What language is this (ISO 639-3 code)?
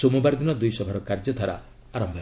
ori